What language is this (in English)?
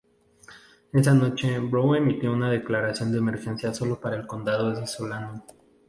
Spanish